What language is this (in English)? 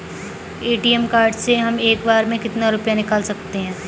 Hindi